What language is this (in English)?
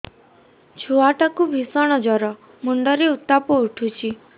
Odia